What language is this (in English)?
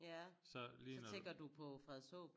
Danish